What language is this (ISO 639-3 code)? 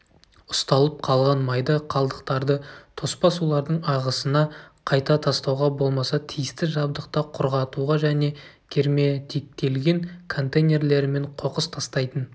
kaz